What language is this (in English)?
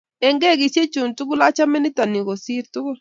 Kalenjin